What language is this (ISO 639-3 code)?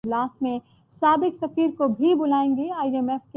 urd